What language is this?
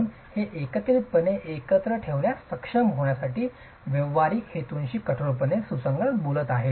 Marathi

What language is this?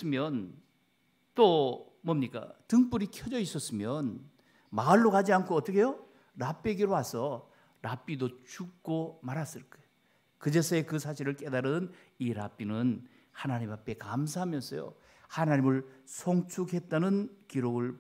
Korean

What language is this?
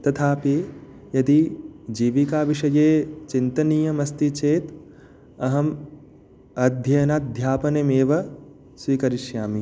Sanskrit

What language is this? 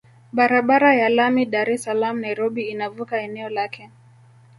Swahili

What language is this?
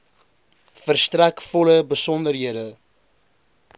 Afrikaans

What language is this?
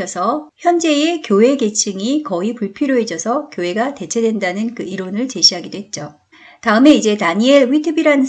Korean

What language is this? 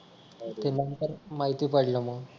Marathi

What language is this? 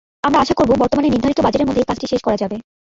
Bangla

